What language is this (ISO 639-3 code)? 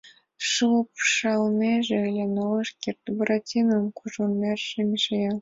chm